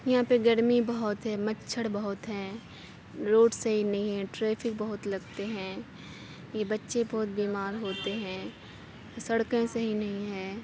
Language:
Urdu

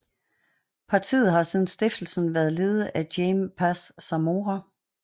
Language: Danish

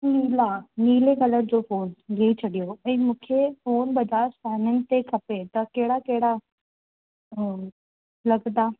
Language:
Sindhi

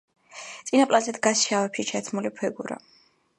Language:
Georgian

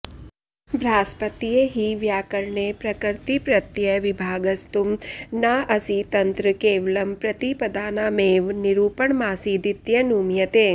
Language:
Sanskrit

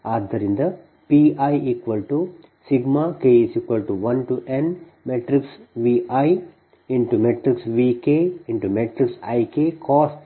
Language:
Kannada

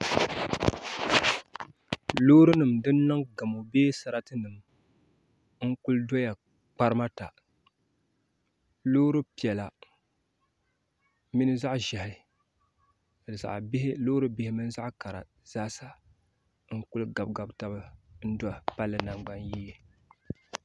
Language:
Dagbani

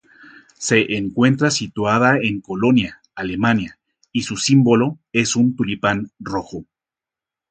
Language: Spanish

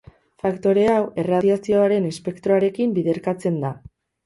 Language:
Basque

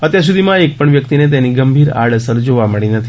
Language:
Gujarati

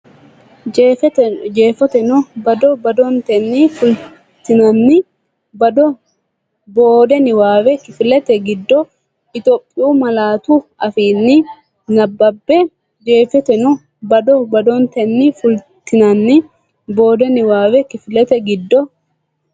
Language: Sidamo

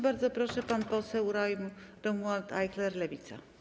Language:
Polish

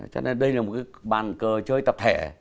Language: Vietnamese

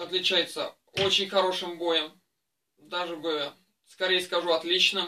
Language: Russian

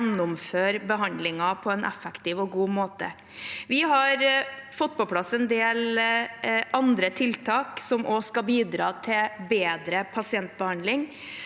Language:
Norwegian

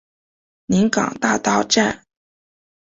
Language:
Chinese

